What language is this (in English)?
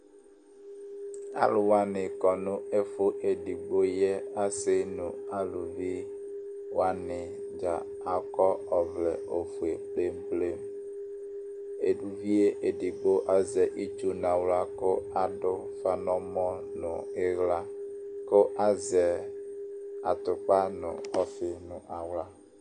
Ikposo